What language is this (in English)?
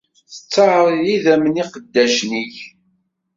Kabyle